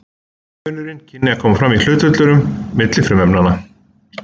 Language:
Icelandic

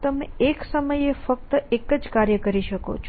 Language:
Gujarati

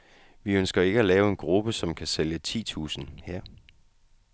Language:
Danish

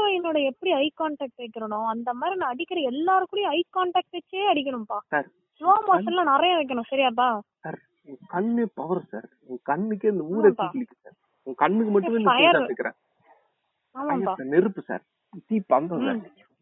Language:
Tamil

